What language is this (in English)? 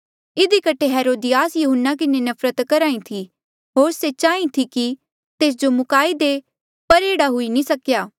Mandeali